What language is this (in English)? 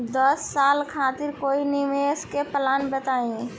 Bhojpuri